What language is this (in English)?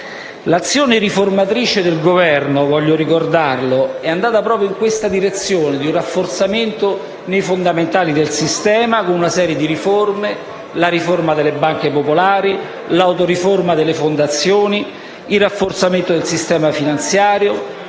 Italian